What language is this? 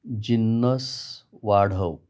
Marathi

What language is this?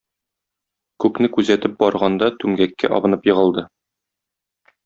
Tatar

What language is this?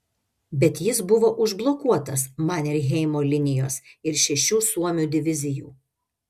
Lithuanian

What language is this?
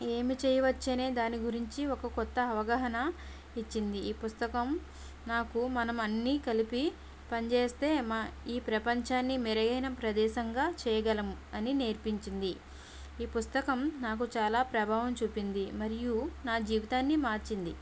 Telugu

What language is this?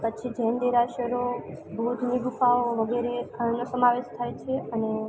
Gujarati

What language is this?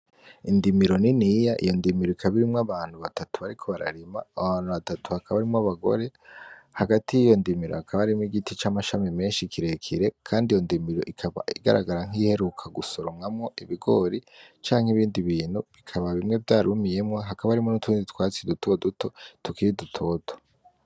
Rundi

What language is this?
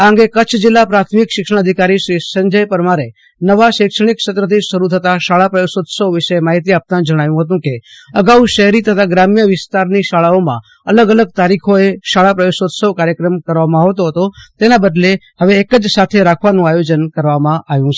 Gujarati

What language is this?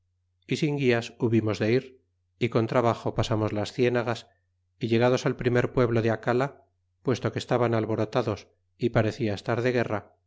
Spanish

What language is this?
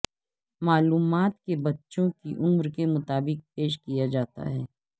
Urdu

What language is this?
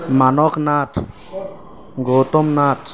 Assamese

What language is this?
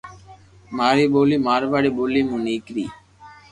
Loarki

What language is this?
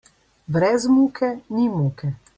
Slovenian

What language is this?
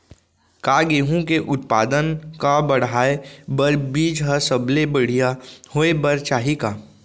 Chhattisgarhi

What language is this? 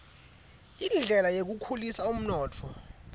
Swati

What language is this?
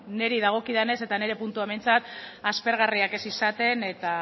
Basque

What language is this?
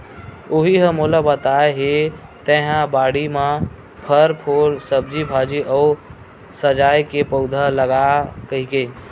Chhattisgarhi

